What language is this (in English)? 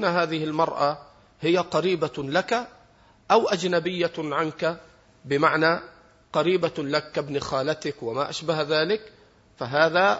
Arabic